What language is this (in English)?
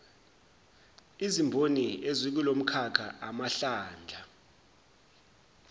Zulu